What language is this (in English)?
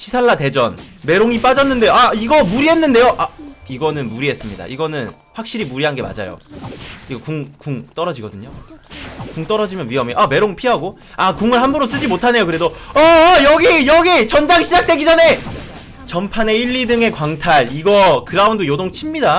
Korean